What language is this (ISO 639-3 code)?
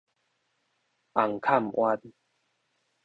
nan